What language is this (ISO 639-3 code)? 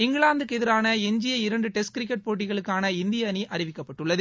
tam